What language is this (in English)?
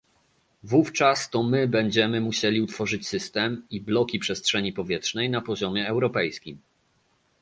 Polish